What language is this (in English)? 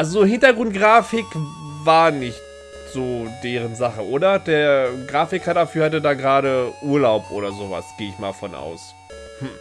German